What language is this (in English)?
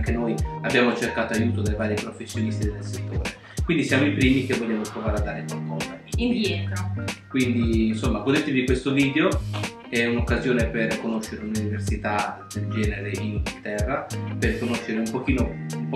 Italian